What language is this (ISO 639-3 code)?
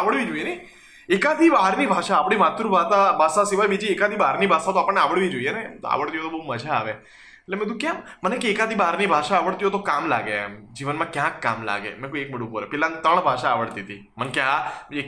guj